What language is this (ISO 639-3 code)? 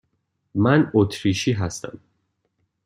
fas